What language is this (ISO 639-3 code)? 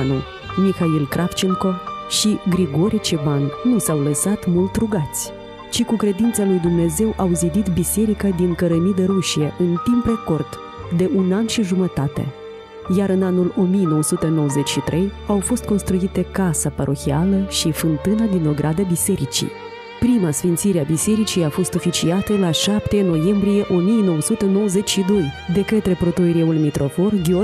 ron